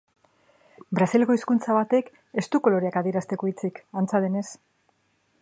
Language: Basque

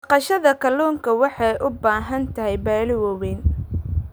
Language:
Somali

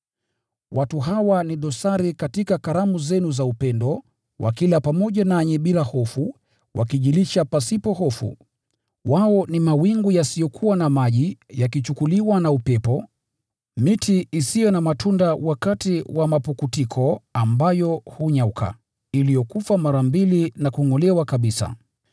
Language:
Swahili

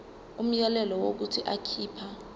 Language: Zulu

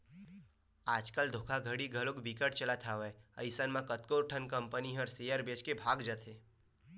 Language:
Chhattisgarhi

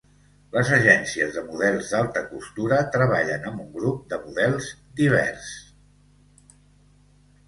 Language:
Catalan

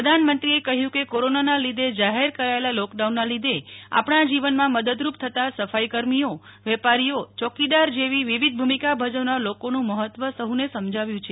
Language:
Gujarati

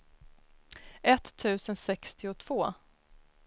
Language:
Swedish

